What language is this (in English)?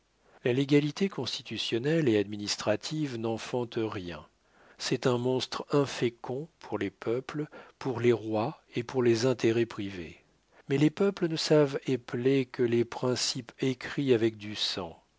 French